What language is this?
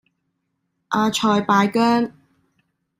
Cantonese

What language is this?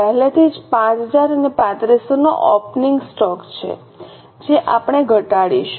Gujarati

